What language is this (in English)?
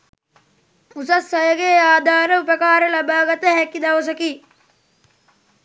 Sinhala